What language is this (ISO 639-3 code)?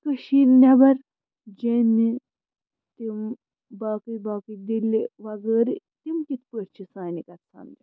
kas